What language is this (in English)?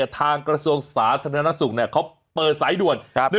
Thai